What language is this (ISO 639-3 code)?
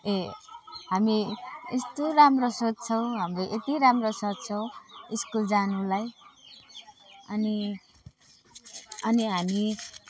nep